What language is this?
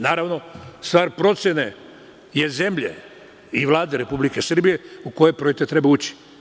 Serbian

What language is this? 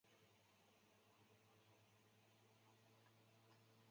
Chinese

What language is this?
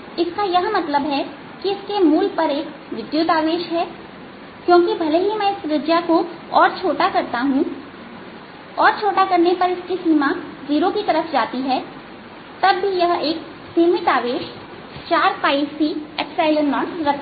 Hindi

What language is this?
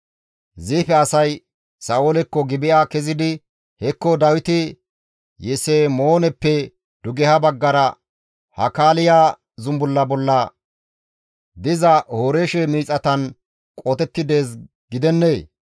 Gamo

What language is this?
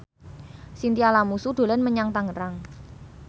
Javanese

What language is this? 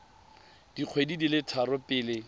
Tswana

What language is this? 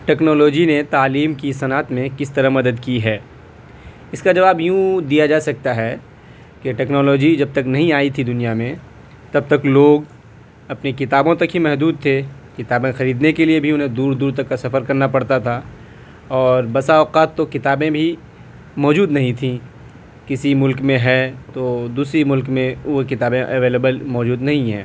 Urdu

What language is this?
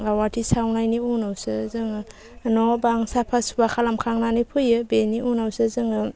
Bodo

